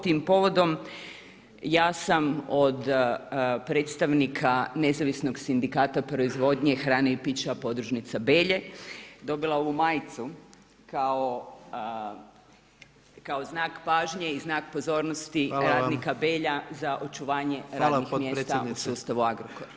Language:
Croatian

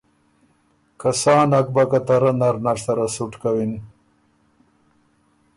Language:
Ormuri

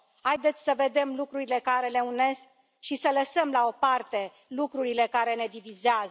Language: Romanian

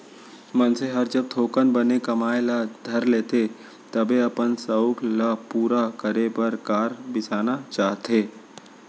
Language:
Chhattisgarhi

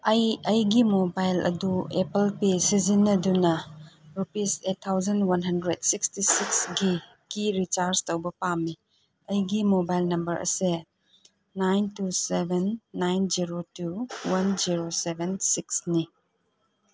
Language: Manipuri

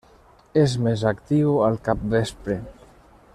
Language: Catalan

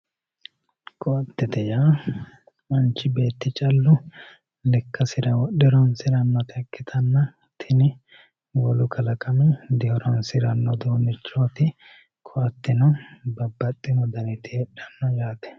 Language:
Sidamo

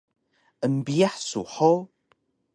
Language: Taroko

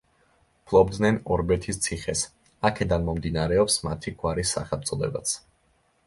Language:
Georgian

